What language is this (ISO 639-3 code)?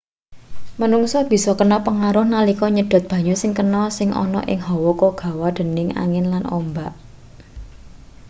jav